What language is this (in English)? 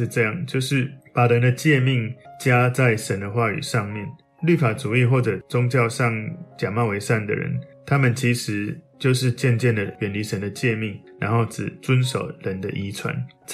Chinese